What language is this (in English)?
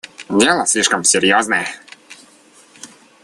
Russian